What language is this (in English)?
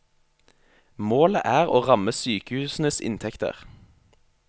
Norwegian